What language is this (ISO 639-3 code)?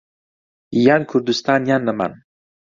ckb